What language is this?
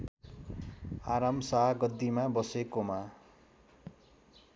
Nepali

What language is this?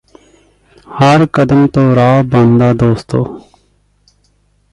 Punjabi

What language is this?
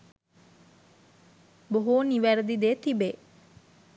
Sinhala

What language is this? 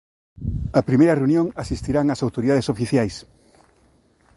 Galician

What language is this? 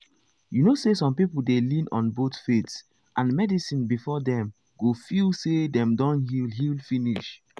Nigerian Pidgin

